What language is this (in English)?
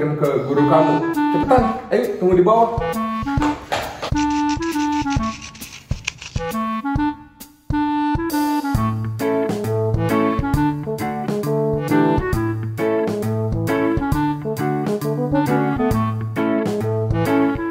Indonesian